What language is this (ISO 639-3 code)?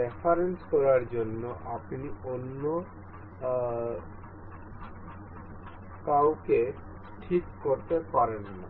ben